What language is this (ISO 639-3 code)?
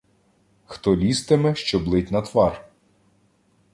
ukr